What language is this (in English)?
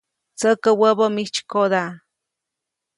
Copainalá Zoque